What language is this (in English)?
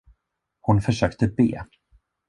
Swedish